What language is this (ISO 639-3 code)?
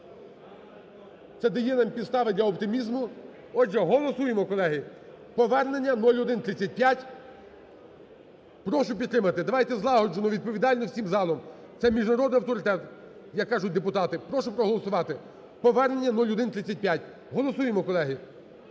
ukr